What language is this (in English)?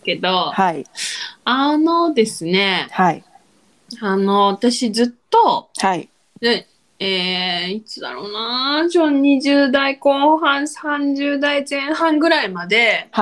Japanese